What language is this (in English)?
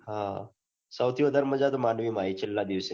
Gujarati